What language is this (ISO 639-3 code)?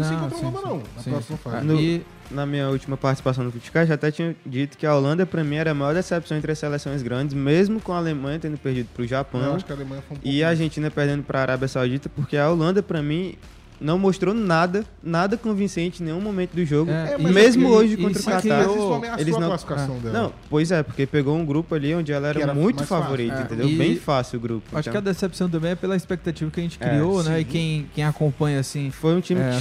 por